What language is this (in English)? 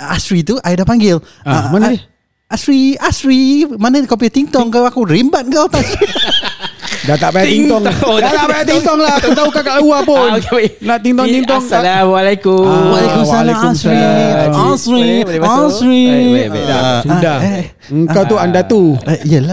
Malay